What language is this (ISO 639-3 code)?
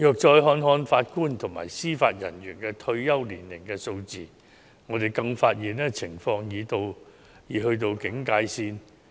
yue